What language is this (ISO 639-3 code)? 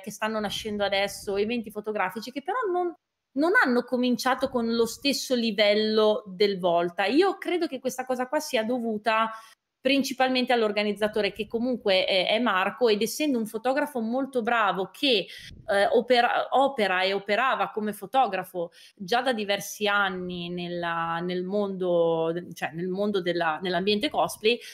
ita